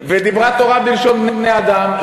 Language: Hebrew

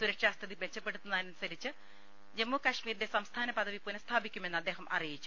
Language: Malayalam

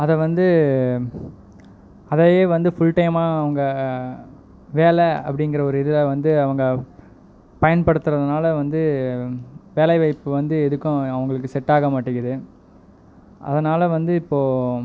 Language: Tamil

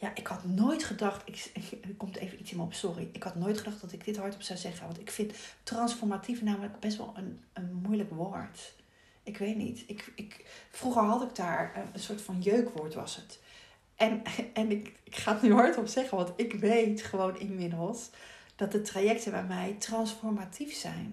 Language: Dutch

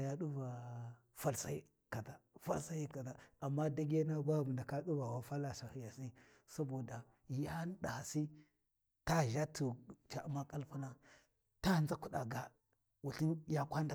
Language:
Warji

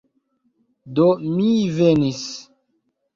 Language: Esperanto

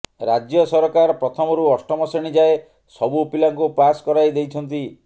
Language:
Odia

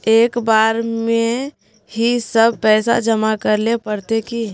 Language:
Magahi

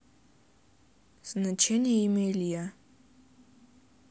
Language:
Russian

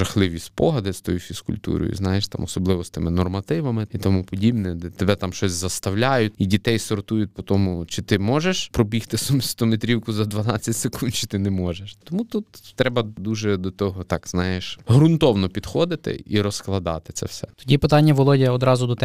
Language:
Ukrainian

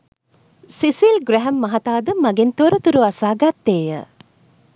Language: Sinhala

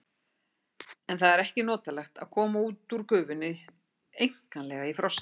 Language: Icelandic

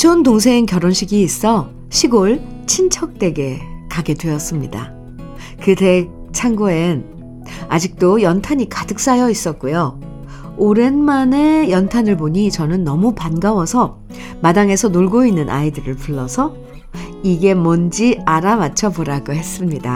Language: Korean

